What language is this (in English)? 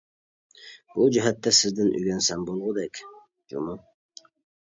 Uyghur